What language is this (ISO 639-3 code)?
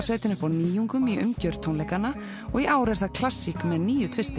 isl